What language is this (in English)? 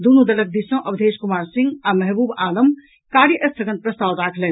Maithili